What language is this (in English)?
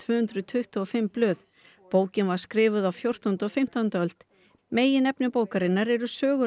Icelandic